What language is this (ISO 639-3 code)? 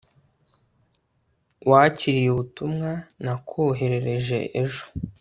kin